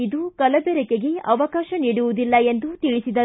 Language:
Kannada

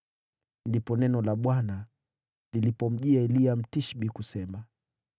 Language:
Swahili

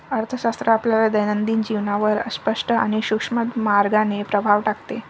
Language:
Marathi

